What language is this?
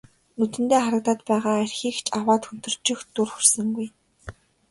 Mongolian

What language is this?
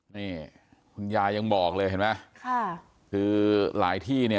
Thai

